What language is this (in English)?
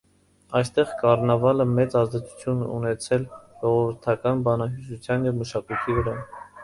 Armenian